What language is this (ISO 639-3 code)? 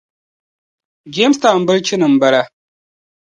dag